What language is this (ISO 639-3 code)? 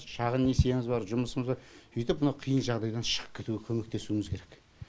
kaz